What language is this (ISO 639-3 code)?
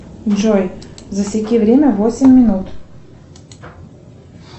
rus